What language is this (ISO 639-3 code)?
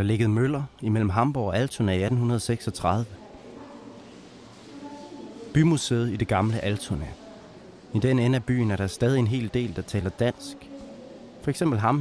dan